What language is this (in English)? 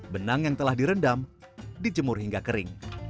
Indonesian